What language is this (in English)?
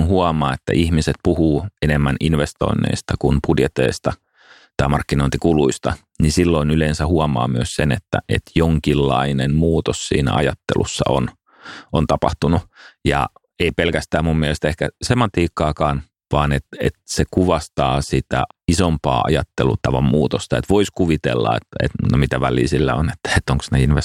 Finnish